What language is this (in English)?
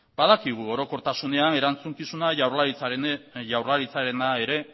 Basque